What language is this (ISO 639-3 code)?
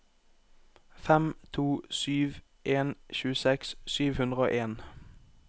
nor